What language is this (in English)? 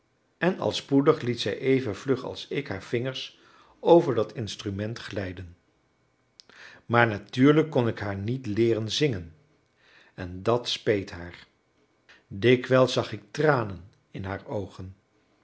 Dutch